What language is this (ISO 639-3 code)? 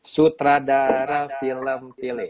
ind